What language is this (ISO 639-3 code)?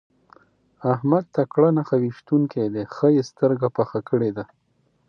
pus